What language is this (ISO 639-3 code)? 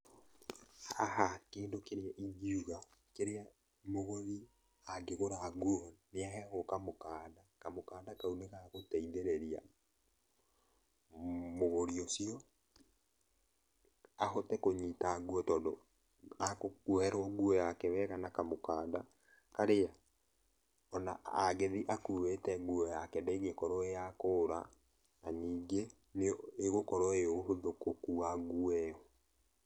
kik